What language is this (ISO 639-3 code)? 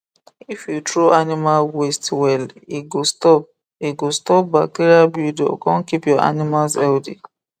pcm